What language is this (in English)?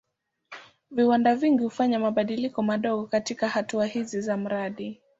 Swahili